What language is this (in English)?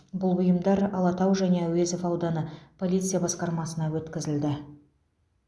Kazakh